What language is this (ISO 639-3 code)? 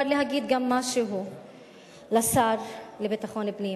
heb